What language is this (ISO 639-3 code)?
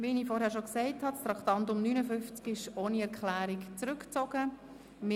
gsw